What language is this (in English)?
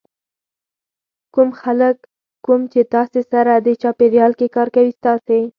Pashto